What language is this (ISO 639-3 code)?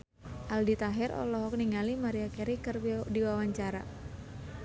sun